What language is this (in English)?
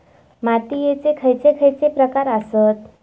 Marathi